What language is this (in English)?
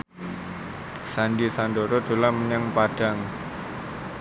Javanese